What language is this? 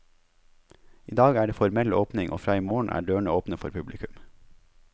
Norwegian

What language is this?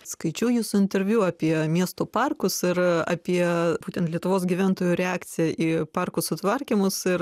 Lithuanian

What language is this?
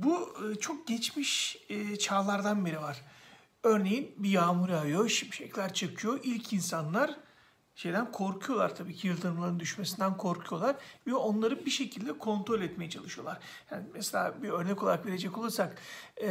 Turkish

